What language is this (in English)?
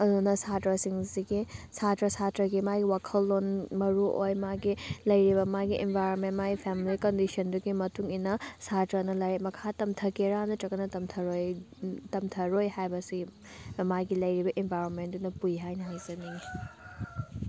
Manipuri